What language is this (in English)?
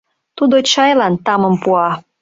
Mari